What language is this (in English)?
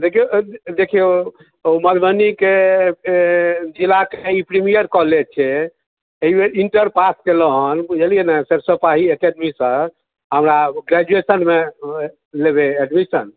Maithili